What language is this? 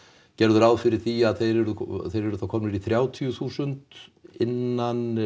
Icelandic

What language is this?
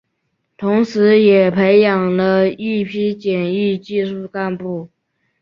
Chinese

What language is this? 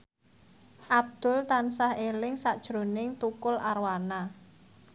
Javanese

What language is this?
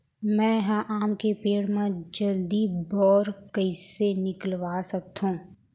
Chhattisgarhi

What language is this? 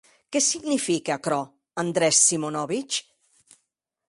Occitan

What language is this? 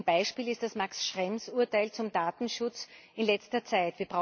German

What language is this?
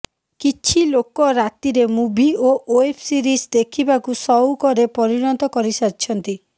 Odia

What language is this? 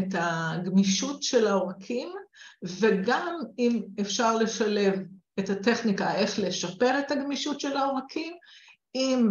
Hebrew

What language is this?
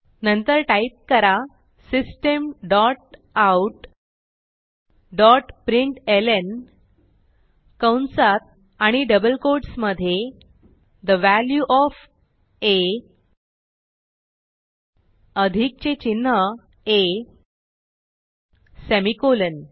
Marathi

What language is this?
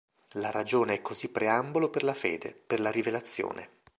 Italian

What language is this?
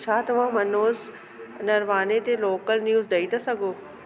Sindhi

